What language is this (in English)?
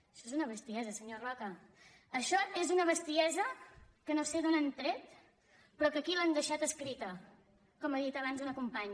Catalan